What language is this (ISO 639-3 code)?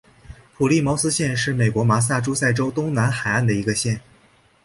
zho